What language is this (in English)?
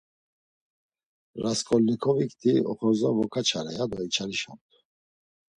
Laz